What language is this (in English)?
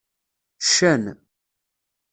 Kabyle